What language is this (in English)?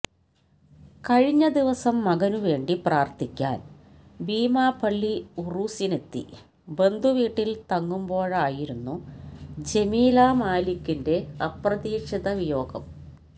Malayalam